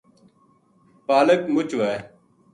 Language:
Gujari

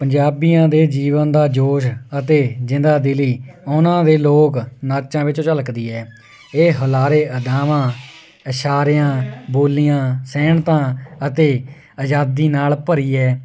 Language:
Punjabi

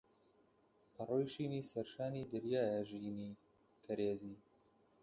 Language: Central Kurdish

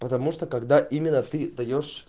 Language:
Russian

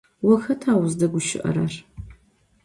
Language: Adyghe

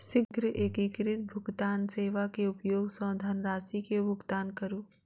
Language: Maithili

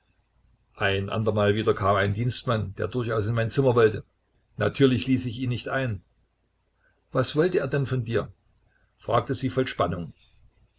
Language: German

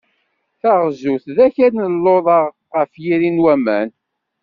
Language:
Kabyle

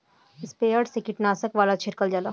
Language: Bhojpuri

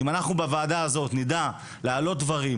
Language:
Hebrew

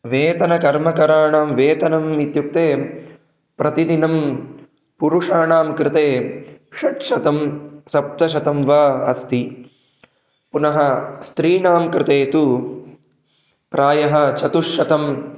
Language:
Sanskrit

